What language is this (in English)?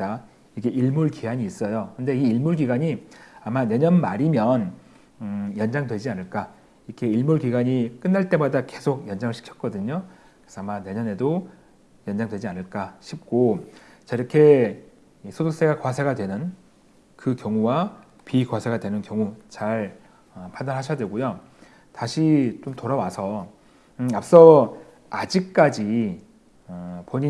Korean